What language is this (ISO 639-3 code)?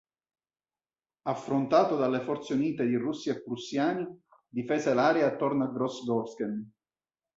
ita